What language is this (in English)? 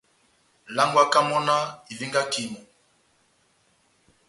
Batanga